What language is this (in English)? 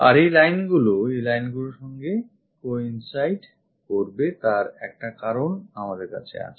Bangla